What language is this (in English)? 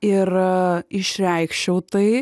Lithuanian